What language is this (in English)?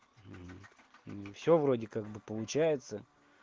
Russian